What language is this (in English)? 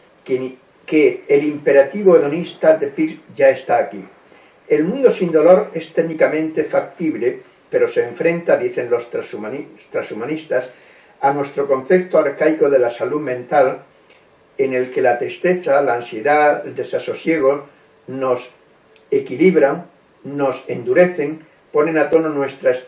Spanish